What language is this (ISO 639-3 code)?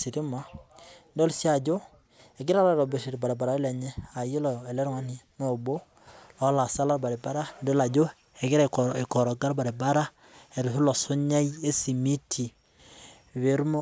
mas